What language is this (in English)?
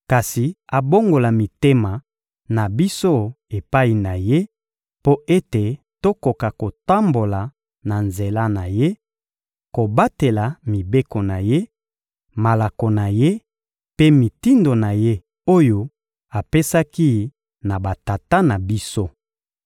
Lingala